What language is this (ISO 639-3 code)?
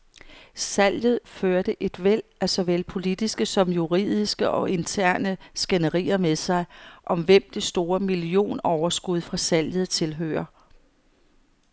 dan